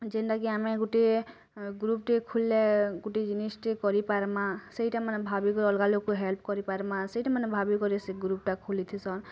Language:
Odia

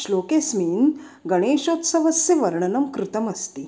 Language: Sanskrit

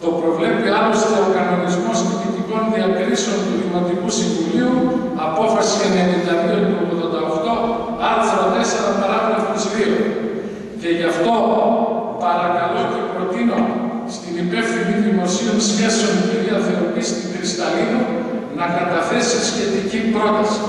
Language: Greek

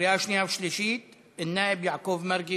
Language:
Hebrew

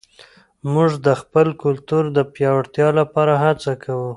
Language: Pashto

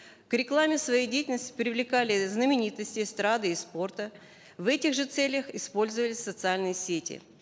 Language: Kazakh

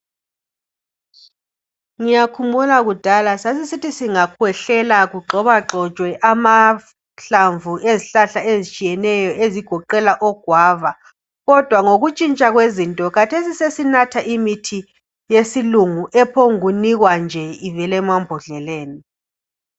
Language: North Ndebele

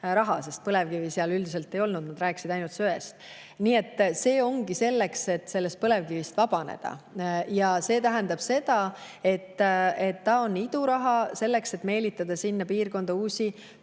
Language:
Estonian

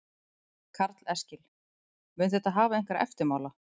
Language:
Icelandic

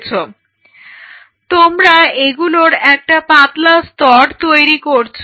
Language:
Bangla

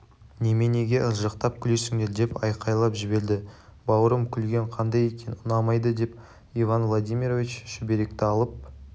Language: Kazakh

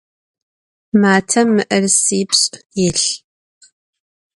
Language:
Adyghe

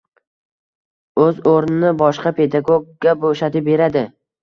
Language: Uzbek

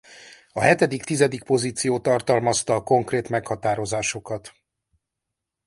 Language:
Hungarian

